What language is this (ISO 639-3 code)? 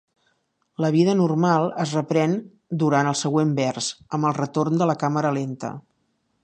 cat